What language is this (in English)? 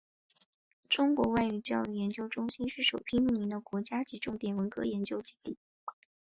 Chinese